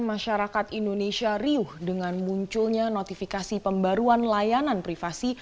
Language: Indonesian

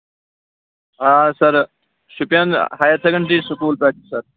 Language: Kashmiri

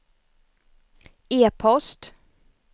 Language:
Swedish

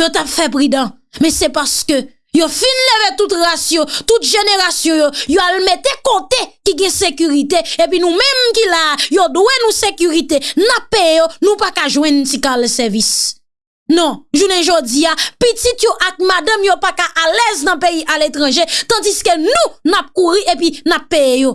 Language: French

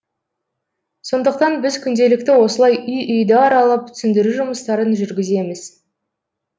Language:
Kazakh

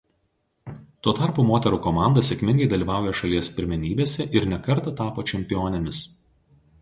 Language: Lithuanian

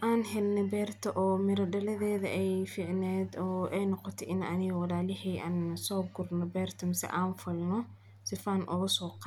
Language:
Somali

